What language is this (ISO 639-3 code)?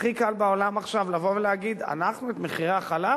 heb